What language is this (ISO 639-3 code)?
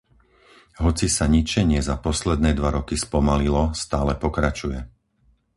slk